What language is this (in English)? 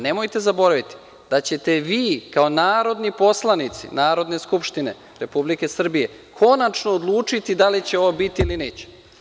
Serbian